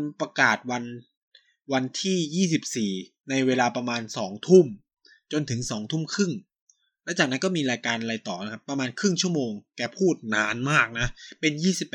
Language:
Thai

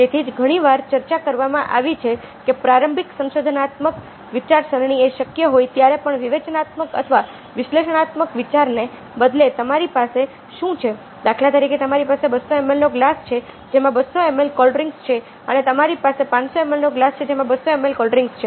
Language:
Gujarati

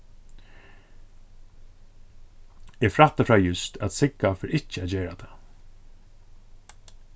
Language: Faroese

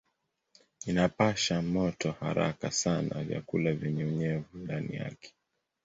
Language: Swahili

